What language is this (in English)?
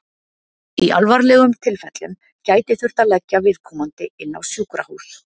Icelandic